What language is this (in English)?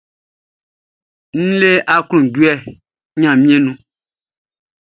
Baoulé